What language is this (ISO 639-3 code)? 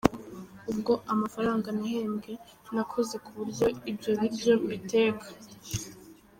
kin